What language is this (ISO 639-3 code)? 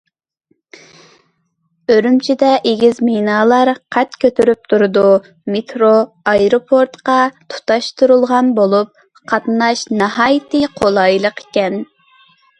uig